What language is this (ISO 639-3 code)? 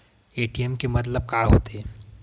hne